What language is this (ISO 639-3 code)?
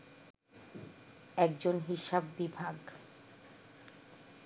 ben